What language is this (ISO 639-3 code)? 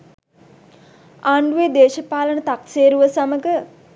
sin